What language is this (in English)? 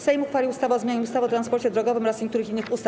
Polish